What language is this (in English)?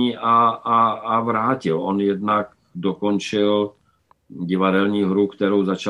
Czech